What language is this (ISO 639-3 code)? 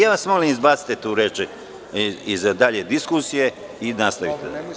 srp